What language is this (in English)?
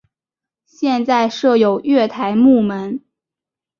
Chinese